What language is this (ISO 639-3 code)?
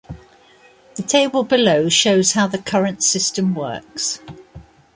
eng